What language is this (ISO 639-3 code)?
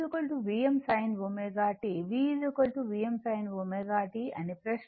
tel